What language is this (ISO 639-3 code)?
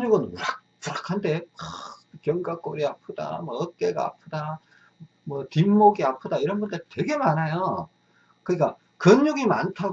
kor